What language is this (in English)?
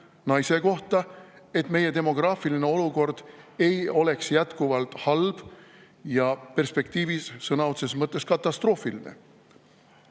Estonian